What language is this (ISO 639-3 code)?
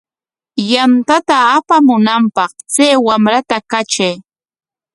qwa